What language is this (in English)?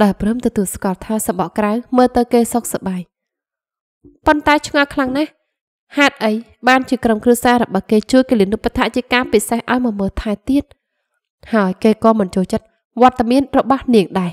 Vietnamese